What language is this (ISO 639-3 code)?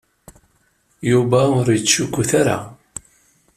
kab